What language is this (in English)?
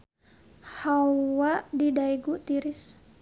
Sundanese